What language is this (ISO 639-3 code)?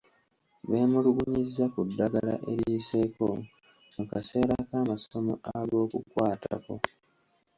lug